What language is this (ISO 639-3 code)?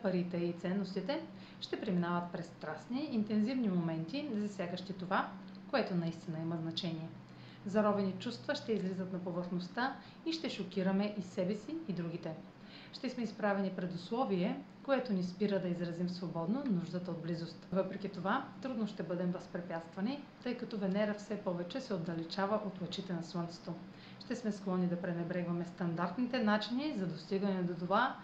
bul